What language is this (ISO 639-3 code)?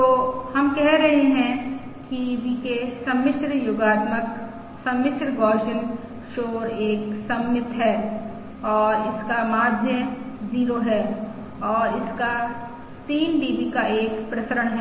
hin